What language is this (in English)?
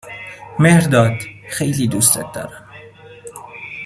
Persian